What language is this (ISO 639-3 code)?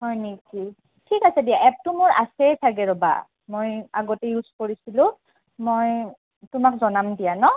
asm